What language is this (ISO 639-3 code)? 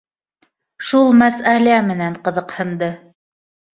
bak